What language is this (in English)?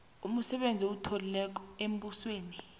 South Ndebele